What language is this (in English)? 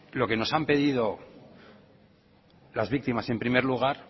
Spanish